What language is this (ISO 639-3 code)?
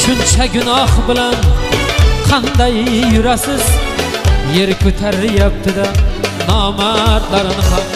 tur